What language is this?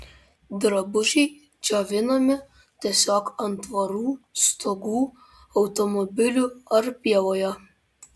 Lithuanian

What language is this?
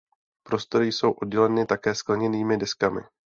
Czech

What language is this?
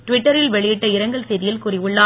Tamil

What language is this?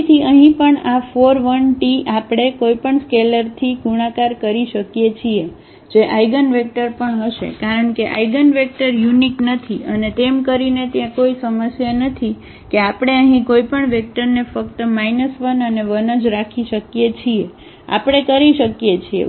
Gujarati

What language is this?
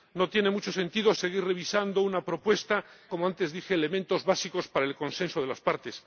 Spanish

